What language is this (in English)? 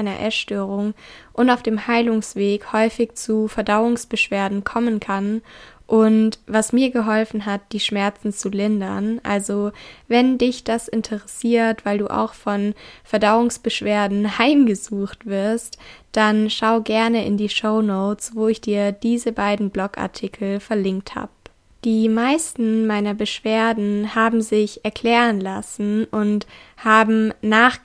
German